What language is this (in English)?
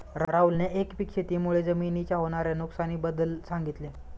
Marathi